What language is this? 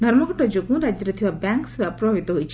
Odia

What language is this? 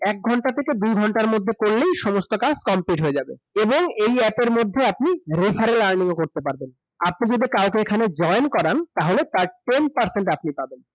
Bangla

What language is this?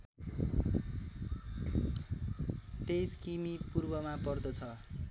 Nepali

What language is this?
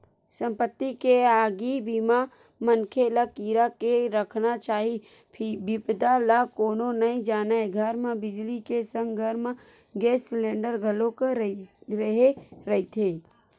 Chhattisgarhi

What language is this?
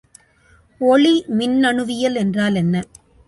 Tamil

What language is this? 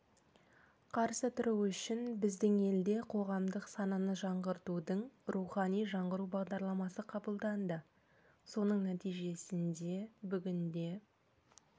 Kazakh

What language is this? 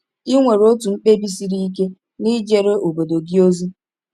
Igbo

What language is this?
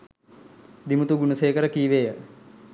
Sinhala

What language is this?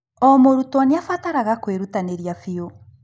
Kikuyu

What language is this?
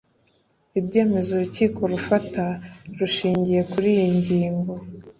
Kinyarwanda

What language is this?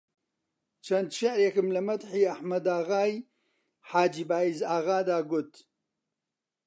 Central Kurdish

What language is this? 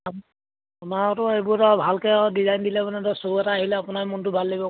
Assamese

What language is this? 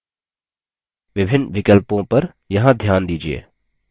Hindi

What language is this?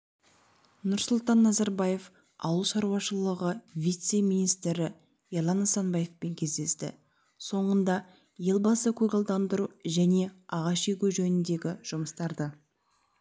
Kazakh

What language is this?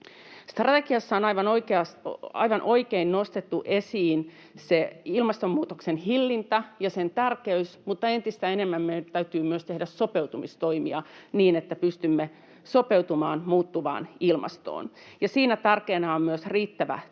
Finnish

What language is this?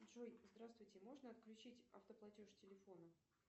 Russian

